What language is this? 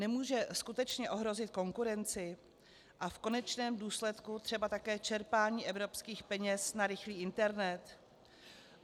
Czech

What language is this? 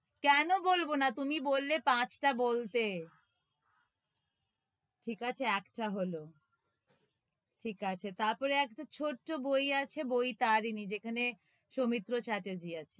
Bangla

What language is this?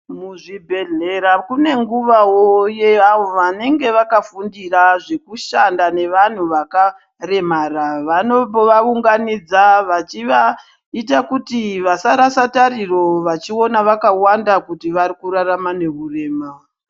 Ndau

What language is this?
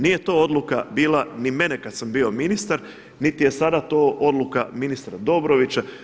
Croatian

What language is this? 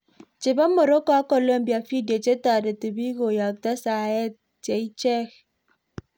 Kalenjin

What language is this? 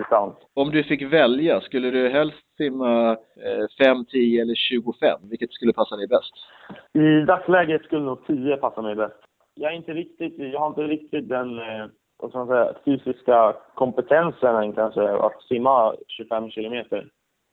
Swedish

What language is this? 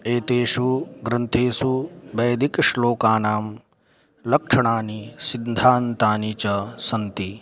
Sanskrit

